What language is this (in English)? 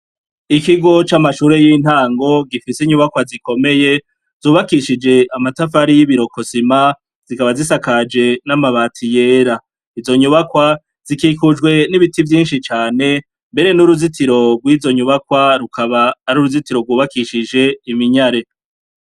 Rundi